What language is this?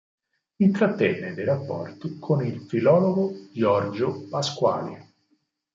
Italian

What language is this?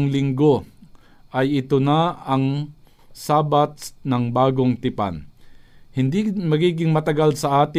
Filipino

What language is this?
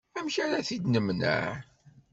Kabyle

